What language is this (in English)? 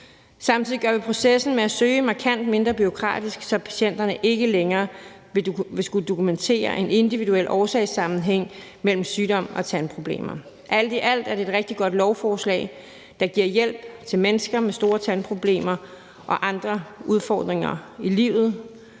Danish